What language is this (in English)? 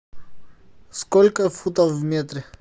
Russian